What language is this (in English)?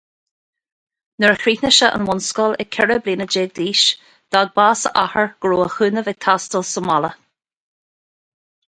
Irish